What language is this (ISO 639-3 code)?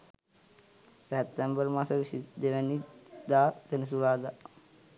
sin